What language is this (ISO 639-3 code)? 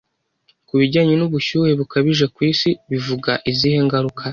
kin